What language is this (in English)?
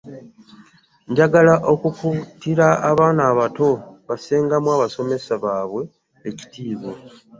Ganda